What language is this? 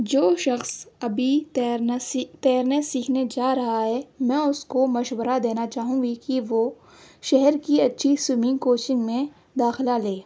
Urdu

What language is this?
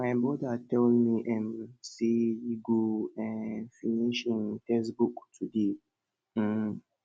Nigerian Pidgin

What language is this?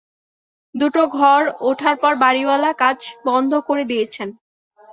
Bangla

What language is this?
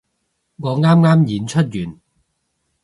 Cantonese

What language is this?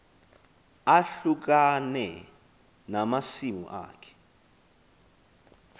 Xhosa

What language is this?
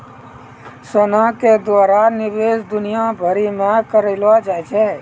Maithili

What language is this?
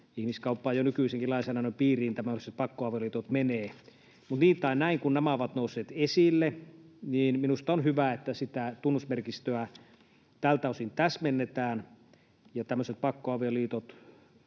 Finnish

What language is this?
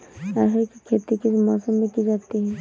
Hindi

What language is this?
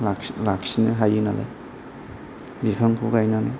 Bodo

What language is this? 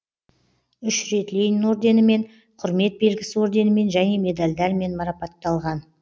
Kazakh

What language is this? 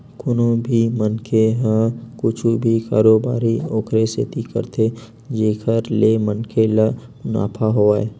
Chhattisgarhi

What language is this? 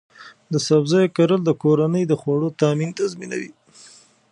Pashto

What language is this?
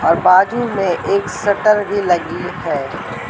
Hindi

